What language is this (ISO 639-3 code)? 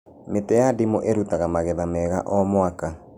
kik